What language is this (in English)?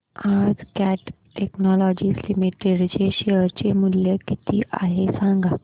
Marathi